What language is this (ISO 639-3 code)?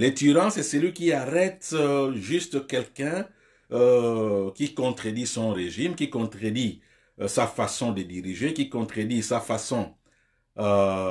fra